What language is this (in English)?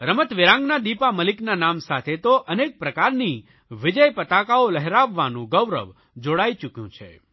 Gujarati